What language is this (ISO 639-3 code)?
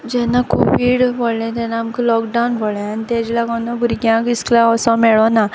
kok